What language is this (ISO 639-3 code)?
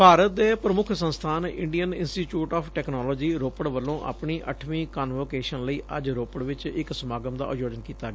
pan